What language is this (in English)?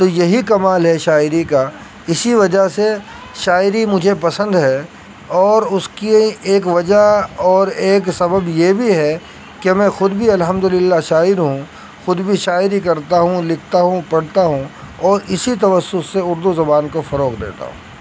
Urdu